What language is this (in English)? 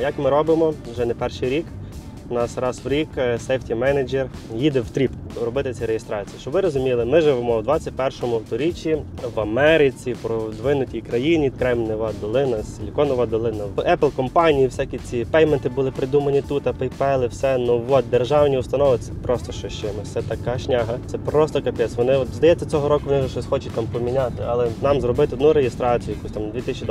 Ukrainian